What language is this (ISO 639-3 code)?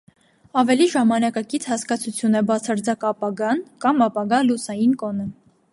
hye